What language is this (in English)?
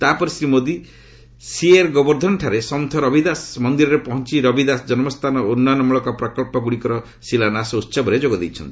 Odia